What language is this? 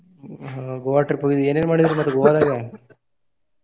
Kannada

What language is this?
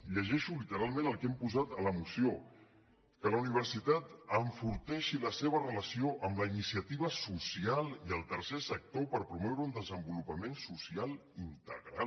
Catalan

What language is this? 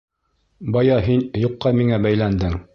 Bashkir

